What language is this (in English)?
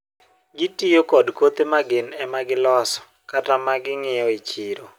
Luo (Kenya and Tanzania)